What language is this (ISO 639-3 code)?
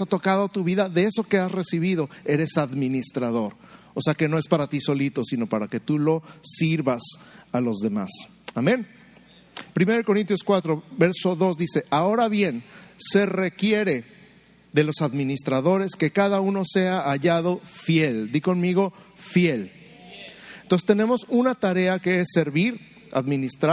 spa